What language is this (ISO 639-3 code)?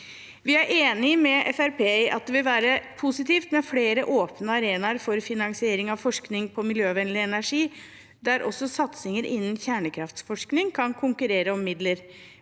nor